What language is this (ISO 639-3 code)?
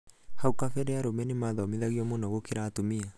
kik